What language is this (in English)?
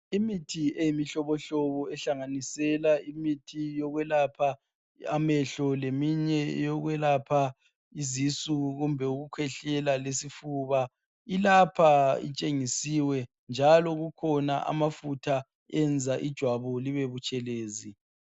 North Ndebele